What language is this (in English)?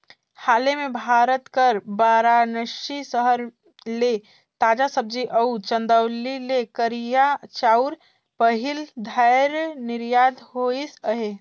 Chhattisgarhi